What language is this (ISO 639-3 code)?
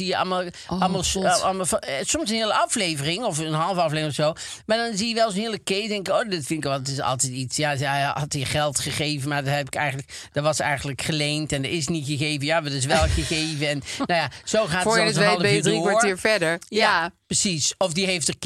nld